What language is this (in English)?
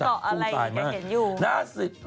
Thai